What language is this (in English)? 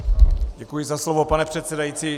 Czech